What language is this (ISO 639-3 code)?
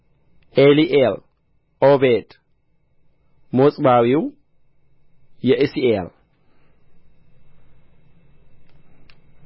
amh